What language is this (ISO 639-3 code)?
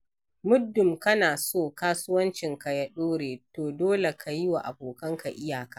hau